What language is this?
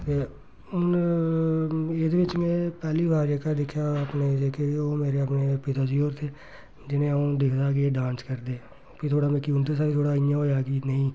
Dogri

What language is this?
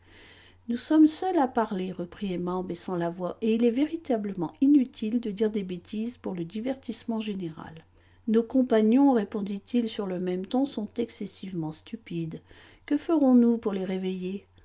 French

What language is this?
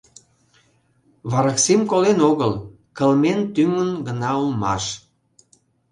Mari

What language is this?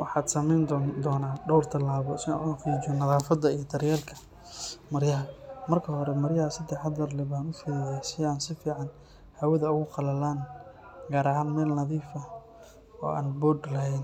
Somali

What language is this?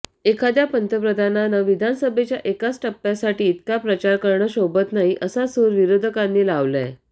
Marathi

